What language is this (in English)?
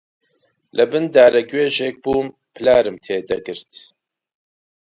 Central Kurdish